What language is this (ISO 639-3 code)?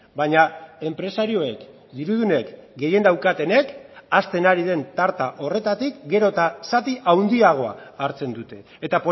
eus